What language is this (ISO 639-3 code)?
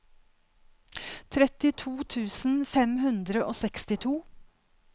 nor